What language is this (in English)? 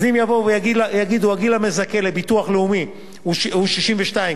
Hebrew